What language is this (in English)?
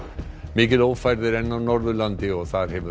Icelandic